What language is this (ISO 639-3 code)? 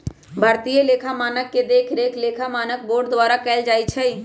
mag